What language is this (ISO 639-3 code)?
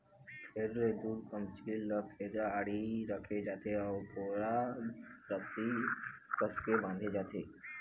hne